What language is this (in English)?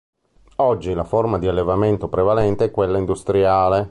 Italian